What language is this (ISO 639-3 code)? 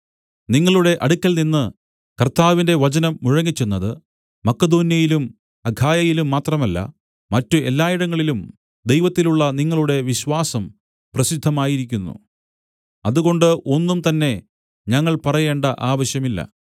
mal